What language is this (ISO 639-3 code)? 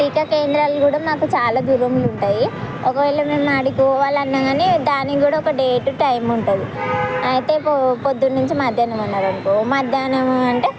tel